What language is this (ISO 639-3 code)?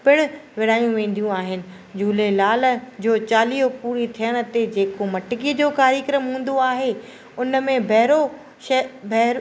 snd